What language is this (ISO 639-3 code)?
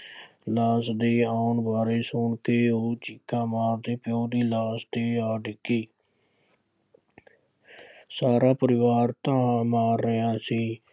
pan